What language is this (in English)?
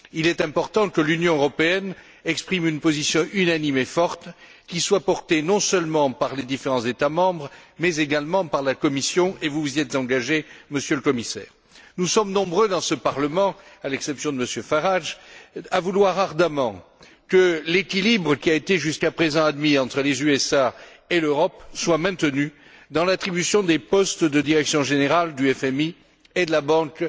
French